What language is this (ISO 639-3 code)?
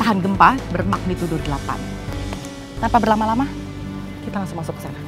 ind